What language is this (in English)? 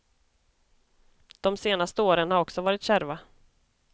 Swedish